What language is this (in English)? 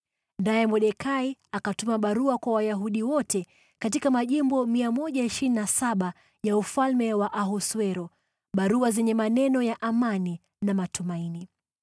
Swahili